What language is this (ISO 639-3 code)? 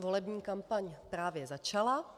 ces